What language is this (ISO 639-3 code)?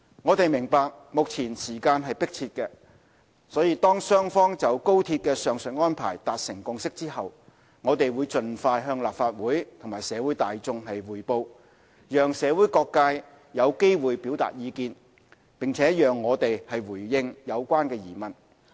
yue